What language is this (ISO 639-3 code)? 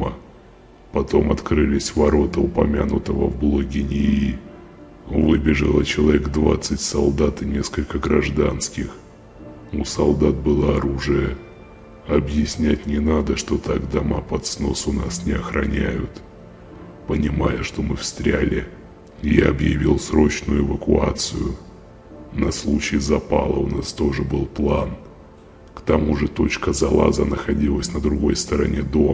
rus